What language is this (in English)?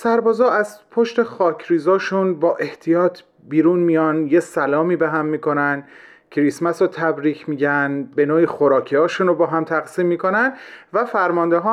Persian